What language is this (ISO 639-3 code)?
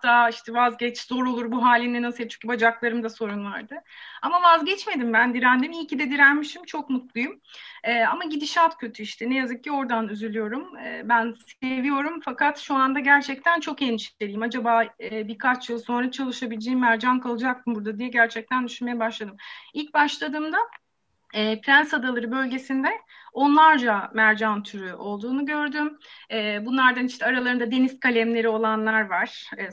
tur